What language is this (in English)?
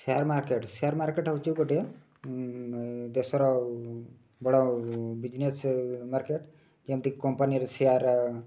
Odia